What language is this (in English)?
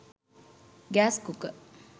Sinhala